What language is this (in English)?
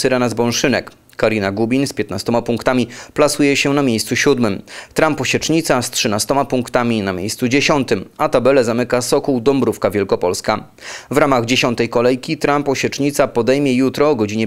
Polish